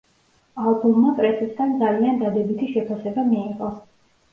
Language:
Georgian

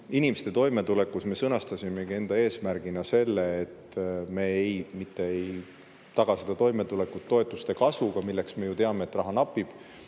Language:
Estonian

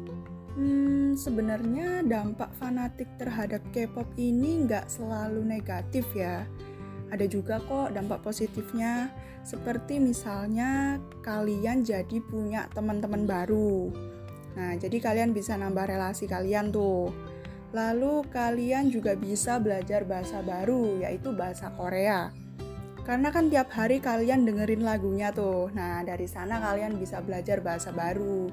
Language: Indonesian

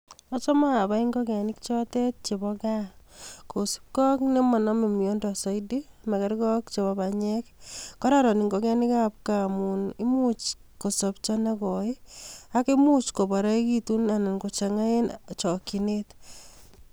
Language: Kalenjin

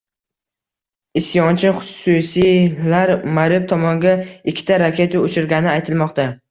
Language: Uzbek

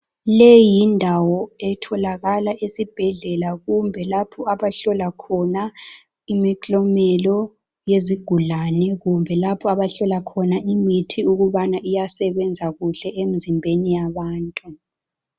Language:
North Ndebele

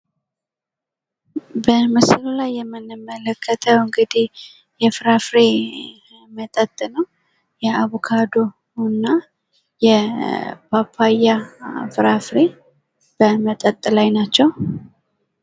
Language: Amharic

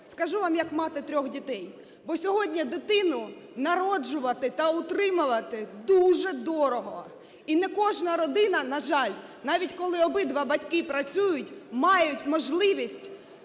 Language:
Ukrainian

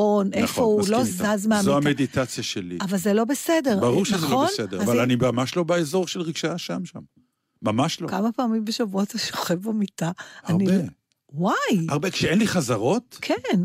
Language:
Hebrew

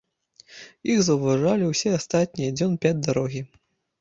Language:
Belarusian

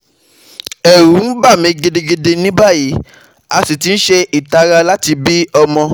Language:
Yoruba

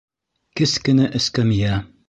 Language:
Bashkir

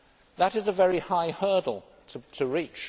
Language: English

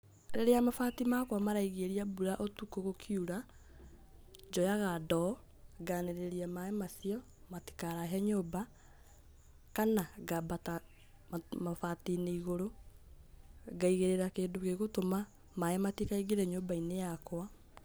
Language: Kikuyu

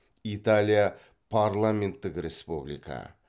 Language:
Kazakh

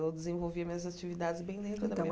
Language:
Portuguese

